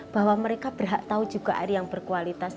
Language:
Indonesian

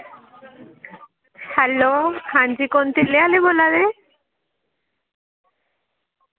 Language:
Dogri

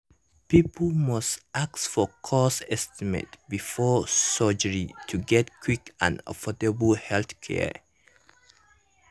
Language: Nigerian Pidgin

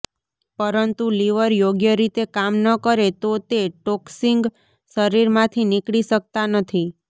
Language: Gujarati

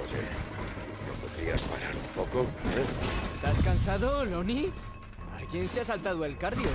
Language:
Spanish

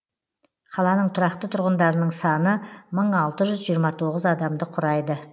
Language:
Kazakh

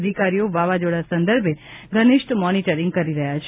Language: Gujarati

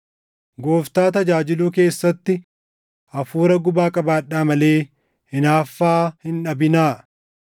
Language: Oromo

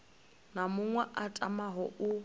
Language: Venda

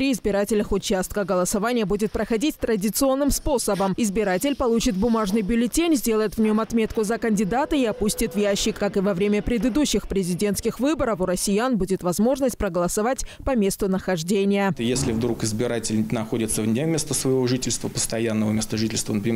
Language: Russian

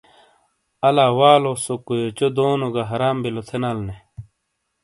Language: Shina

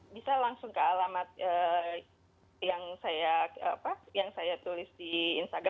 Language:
Indonesian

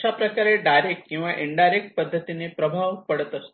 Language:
Marathi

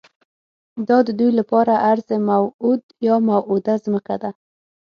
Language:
Pashto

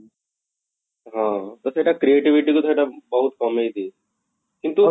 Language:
Odia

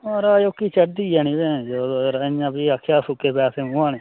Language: Dogri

